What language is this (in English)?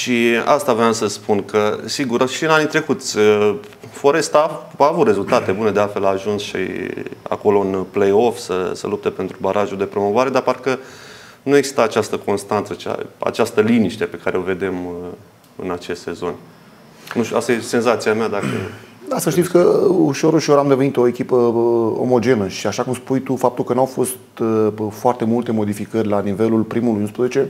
Romanian